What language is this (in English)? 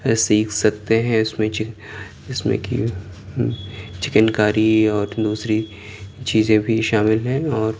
Urdu